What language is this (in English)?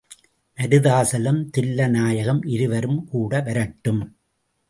Tamil